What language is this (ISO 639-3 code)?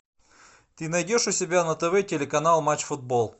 rus